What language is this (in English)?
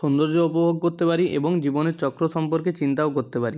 Bangla